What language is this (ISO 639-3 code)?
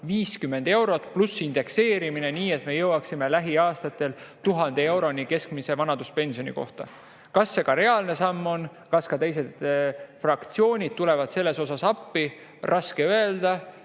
est